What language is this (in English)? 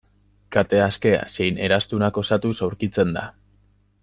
Basque